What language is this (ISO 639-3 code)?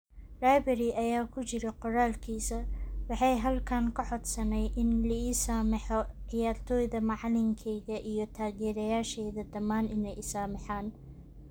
som